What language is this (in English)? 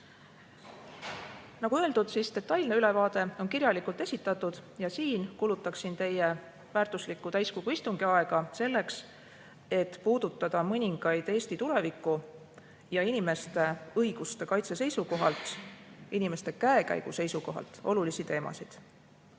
Estonian